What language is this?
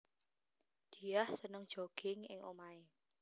Javanese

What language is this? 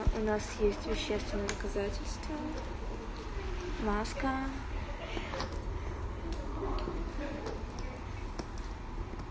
Russian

